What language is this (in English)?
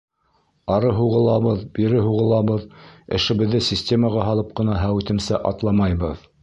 Bashkir